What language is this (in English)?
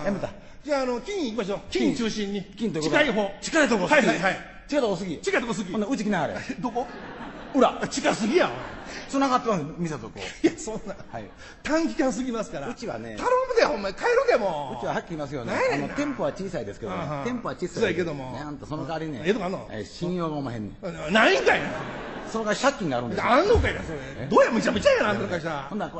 Japanese